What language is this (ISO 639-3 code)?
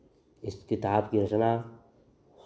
hin